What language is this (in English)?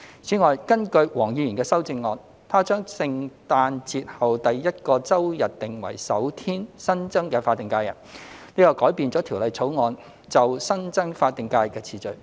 Cantonese